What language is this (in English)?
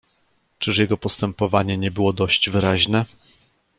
Polish